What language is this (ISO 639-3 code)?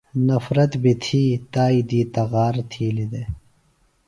phl